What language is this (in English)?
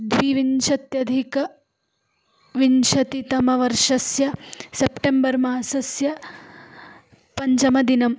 Sanskrit